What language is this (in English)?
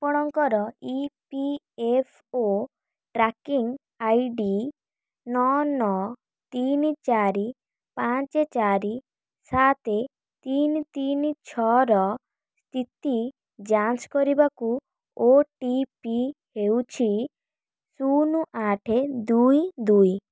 Odia